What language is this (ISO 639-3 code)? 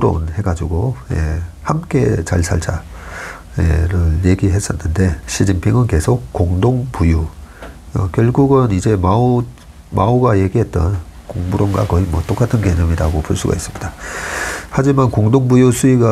kor